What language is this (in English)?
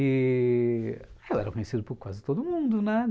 Portuguese